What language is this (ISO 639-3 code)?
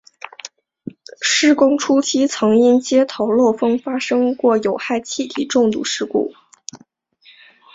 zho